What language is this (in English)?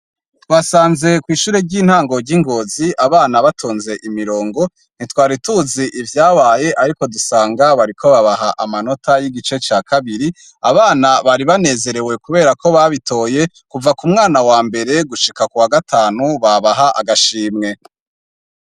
Rundi